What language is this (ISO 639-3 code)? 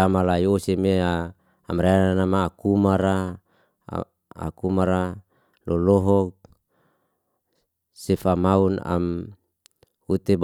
ste